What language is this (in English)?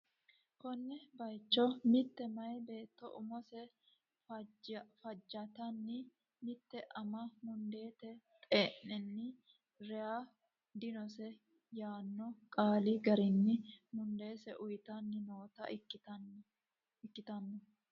Sidamo